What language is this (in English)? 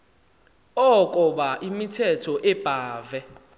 Xhosa